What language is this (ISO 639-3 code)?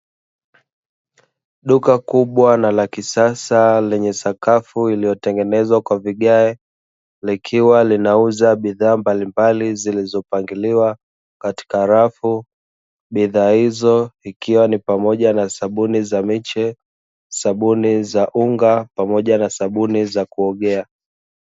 swa